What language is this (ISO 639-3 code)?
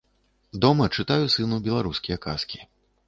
bel